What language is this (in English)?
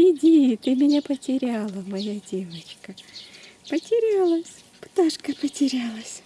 Russian